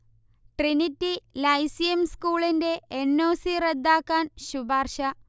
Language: Malayalam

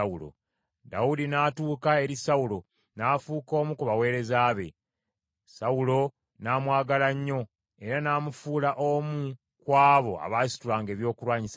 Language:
Ganda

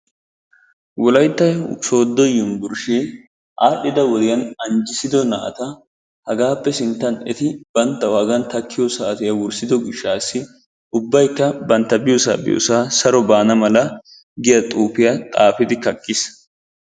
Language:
Wolaytta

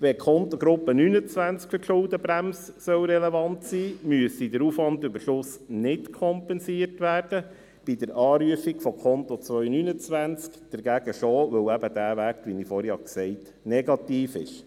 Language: Swiss German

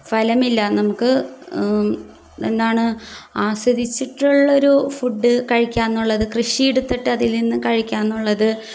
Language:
Malayalam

